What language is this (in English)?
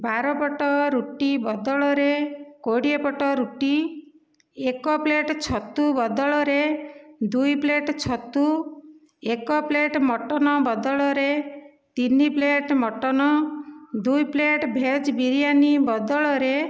Odia